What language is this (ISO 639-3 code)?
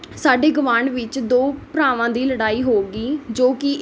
pan